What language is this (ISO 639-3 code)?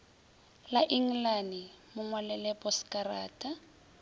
nso